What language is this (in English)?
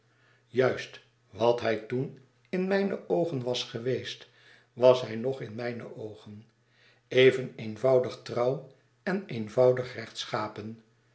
Dutch